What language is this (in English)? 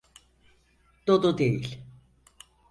Turkish